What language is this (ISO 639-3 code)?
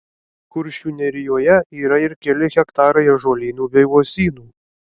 lit